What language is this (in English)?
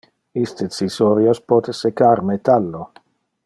Interlingua